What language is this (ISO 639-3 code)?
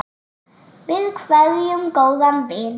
isl